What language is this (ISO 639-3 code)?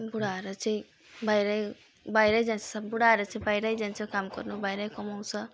nep